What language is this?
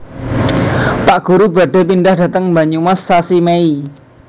Javanese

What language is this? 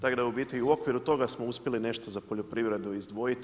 Croatian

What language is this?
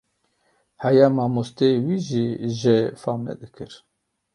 Kurdish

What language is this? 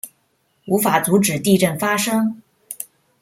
Chinese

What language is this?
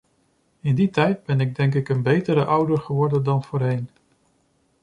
Dutch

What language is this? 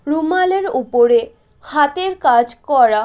Bangla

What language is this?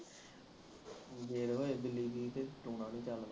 Punjabi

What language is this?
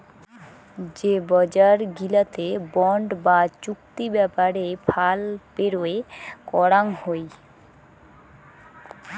Bangla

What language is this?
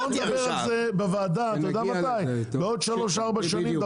Hebrew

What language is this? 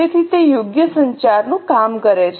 Gujarati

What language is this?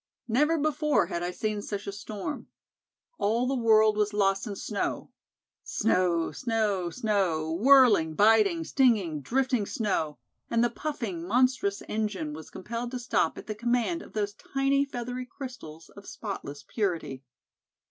English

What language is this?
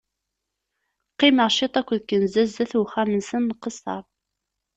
Kabyle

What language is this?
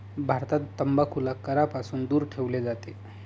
Marathi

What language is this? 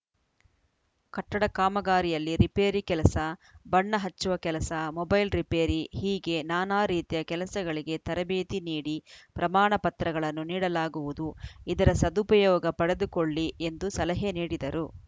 Kannada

